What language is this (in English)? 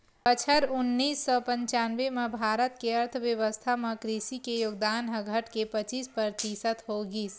Chhattisgarhi